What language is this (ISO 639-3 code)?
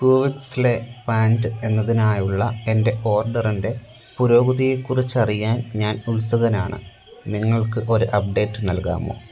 mal